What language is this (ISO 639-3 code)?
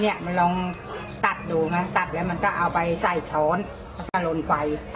tha